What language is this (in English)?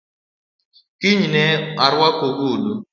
Luo (Kenya and Tanzania)